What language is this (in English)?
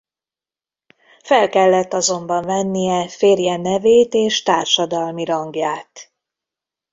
Hungarian